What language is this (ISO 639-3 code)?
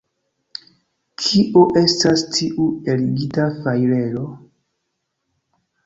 epo